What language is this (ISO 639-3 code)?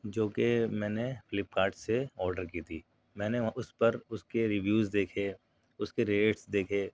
urd